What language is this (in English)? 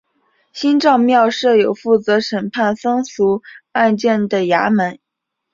Chinese